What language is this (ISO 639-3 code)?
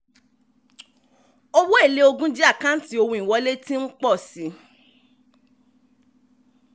yor